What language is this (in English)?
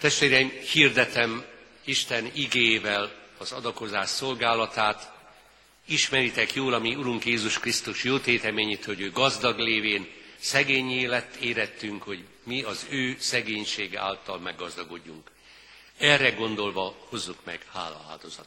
Hungarian